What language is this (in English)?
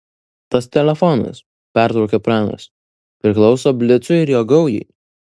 Lithuanian